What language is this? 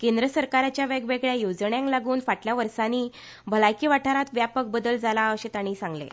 Konkani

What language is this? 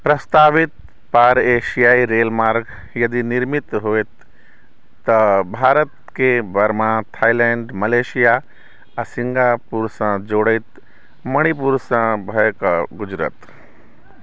Maithili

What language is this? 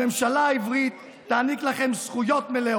Hebrew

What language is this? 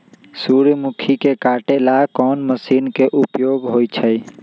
Magahi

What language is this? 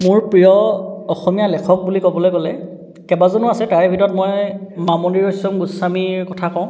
Assamese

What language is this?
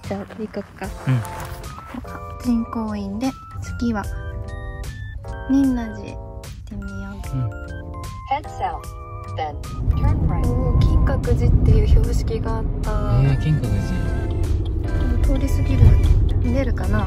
Japanese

